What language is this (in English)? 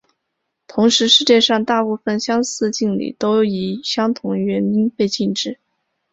Chinese